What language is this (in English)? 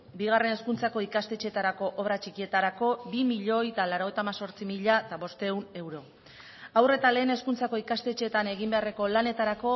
Basque